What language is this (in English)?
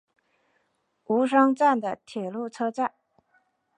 Chinese